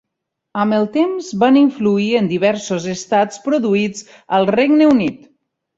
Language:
Catalan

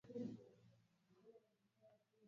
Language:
Swahili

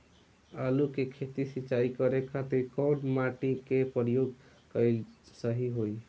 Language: Bhojpuri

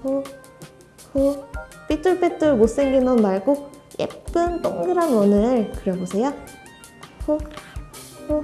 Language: Korean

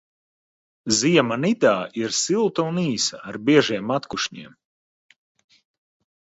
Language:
Latvian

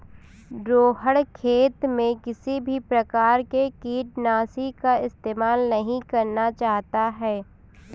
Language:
Hindi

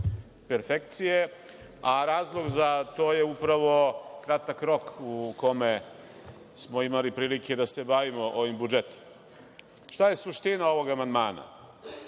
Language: Serbian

